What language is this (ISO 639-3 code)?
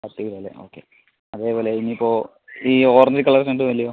mal